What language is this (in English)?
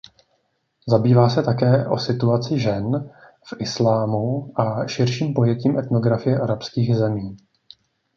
Czech